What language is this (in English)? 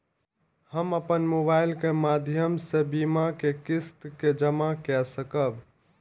Maithili